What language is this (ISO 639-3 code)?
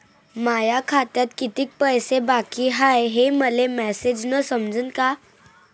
mar